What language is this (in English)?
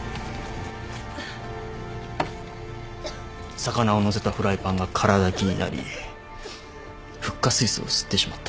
Japanese